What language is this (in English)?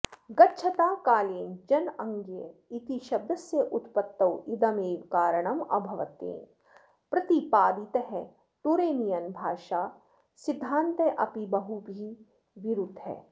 Sanskrit